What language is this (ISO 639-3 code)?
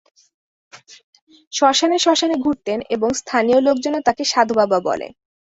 ben